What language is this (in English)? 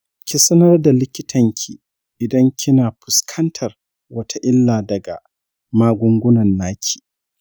Hausa